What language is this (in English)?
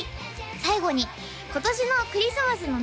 Japanese